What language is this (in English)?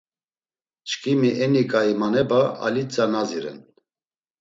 Laz